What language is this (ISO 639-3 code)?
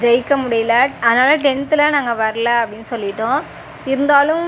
tam